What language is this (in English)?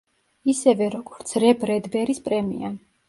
Georgian